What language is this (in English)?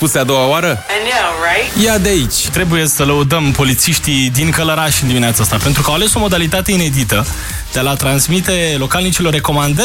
Romanian